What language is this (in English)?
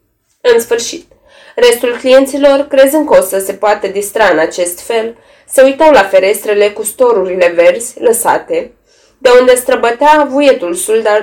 Romanian